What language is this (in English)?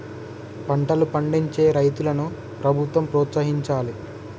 Telugu